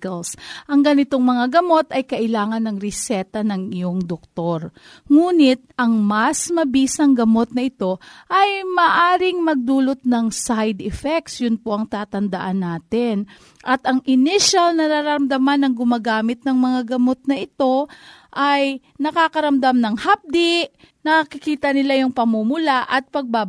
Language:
Filipino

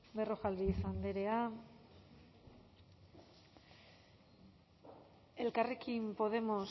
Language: Basque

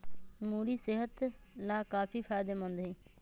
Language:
Magahi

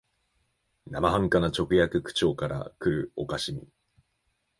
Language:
Japanese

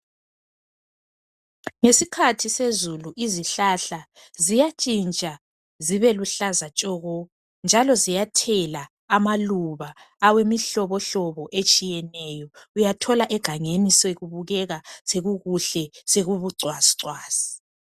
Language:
North Ndebele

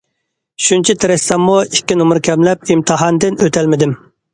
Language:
Uyghur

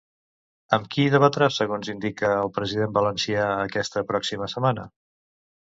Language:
Catalan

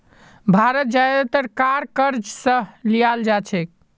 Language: Magahi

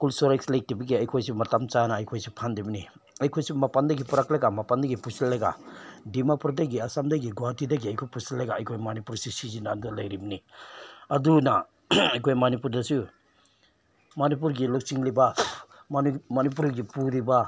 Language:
Manipuri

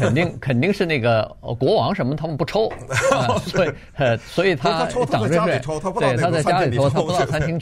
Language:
Chinese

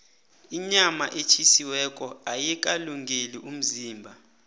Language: South Ndebele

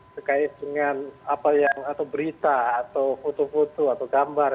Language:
Indonesian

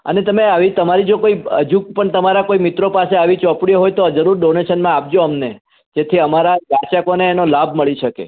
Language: Gujarati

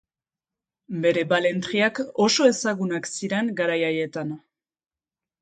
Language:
Basque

